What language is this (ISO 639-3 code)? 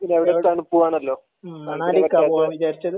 mal